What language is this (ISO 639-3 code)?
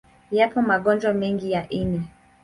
swa